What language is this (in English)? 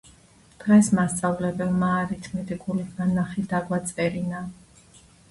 Georgian